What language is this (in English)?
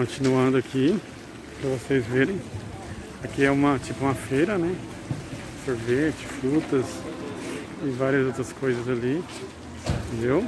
Portuguese